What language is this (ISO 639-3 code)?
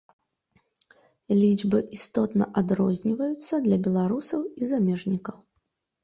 bel